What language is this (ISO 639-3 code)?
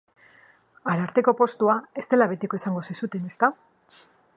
eus